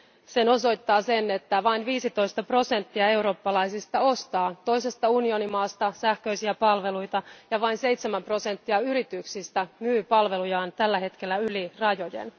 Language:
Finnish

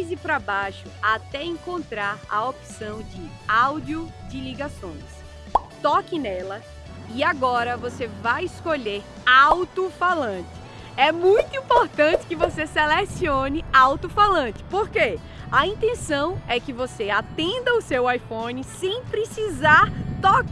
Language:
Portuguese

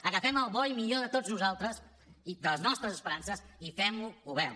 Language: Catalan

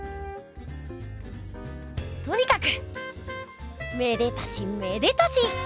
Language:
Japanese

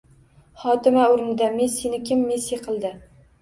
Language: Uzbek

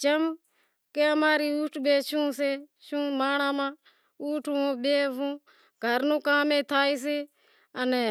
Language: Wadiyara Koli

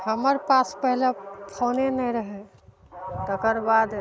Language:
Maithili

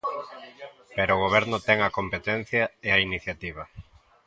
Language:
Galician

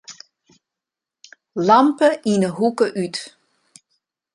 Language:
Western Frisian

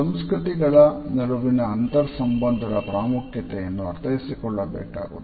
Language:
Kannada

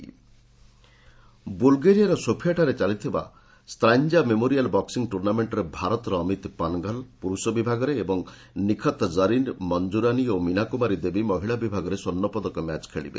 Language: Odia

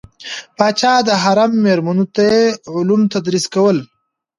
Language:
Pashto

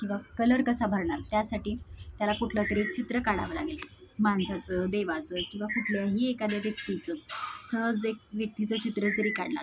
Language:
Marathi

